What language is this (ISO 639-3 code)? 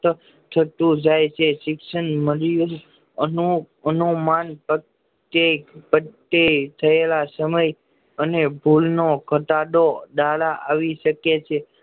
guj